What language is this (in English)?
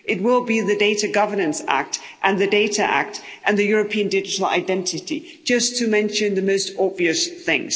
English